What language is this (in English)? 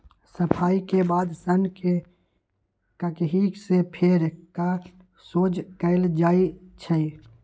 Magahi